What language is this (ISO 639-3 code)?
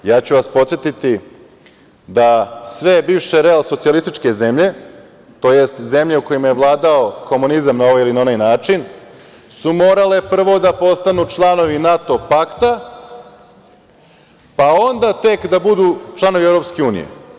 srp